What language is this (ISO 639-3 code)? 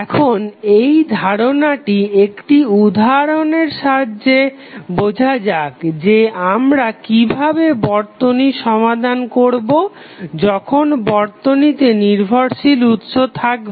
ben